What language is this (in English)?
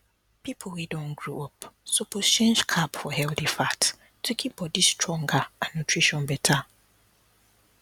Nigerian Pidgin